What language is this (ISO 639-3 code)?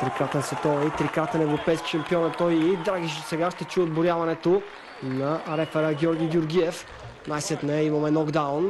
bul